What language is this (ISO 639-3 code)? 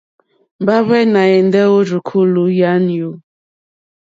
bri